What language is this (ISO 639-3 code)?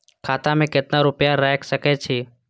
mai